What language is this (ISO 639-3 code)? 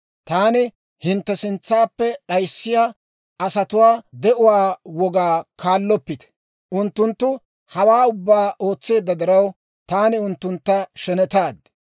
dwr